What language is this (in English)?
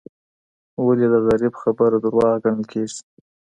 Pashto